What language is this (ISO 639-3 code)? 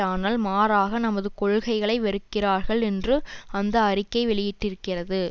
tam